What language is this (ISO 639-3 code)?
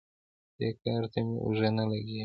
pus